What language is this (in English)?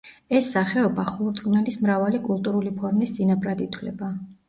Georgian